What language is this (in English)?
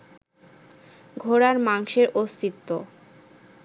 Bangla